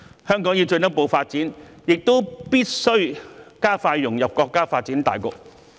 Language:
Cantonese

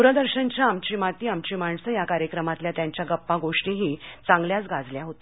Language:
Marathi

